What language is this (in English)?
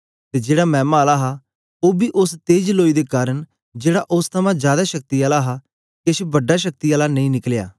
Dogri